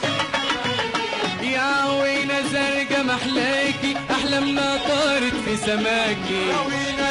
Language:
Arabic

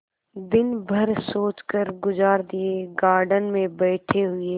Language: Hindi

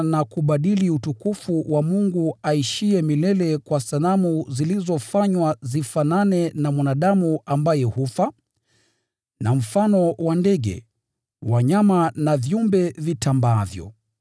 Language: Swahili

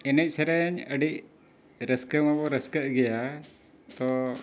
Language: Santali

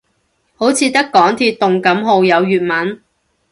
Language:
Cantonese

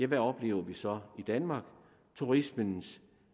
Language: Danish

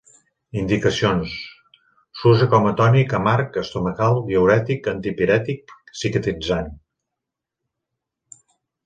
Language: Catalan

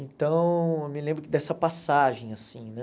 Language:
Portuguese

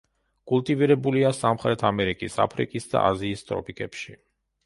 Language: Georgian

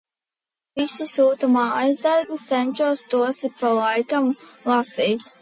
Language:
Latvian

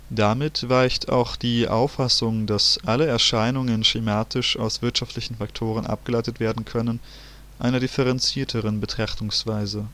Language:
German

